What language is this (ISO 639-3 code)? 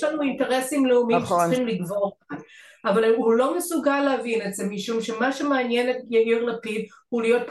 heb